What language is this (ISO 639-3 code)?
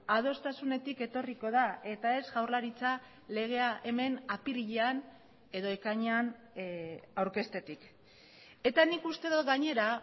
eus